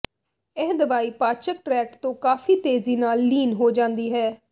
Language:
Punjabi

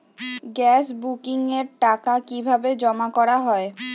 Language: Bangla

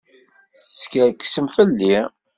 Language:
Kabyle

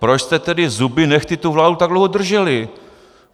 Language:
Czech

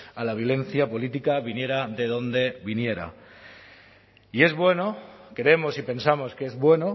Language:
Spanish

